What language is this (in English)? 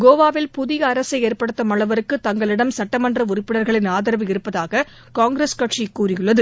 Tamil